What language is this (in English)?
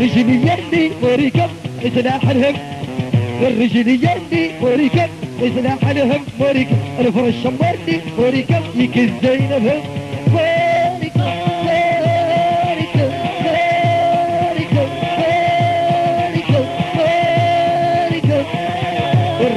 Arabic